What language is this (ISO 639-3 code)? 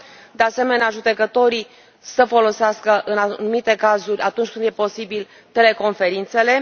ron